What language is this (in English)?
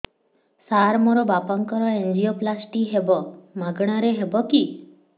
Odia